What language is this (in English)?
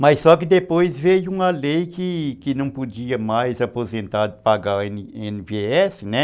Portuguese